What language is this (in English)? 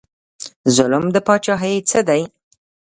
Pashto